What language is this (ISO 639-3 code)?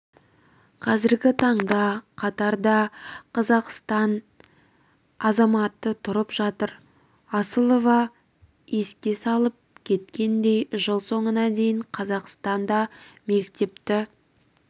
kaz